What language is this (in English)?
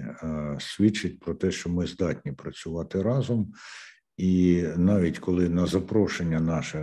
Ukrainian